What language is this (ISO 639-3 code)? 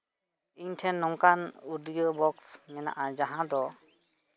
sat